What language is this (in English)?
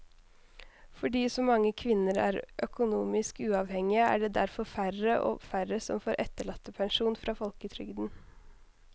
Norwegian